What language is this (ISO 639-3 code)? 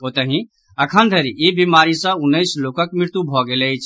mai